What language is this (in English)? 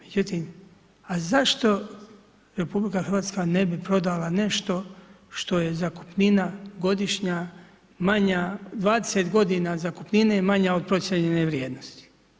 Croatian